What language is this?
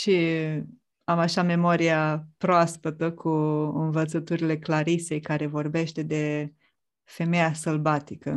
Romanian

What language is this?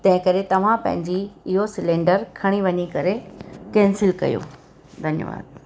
Sindhi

